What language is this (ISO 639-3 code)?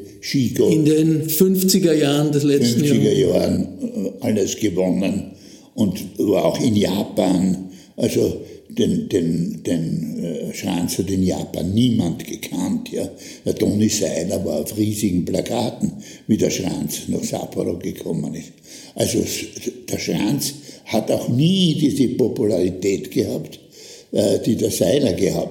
deu